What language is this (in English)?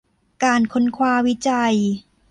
Thai